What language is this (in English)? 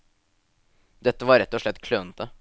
Norwegian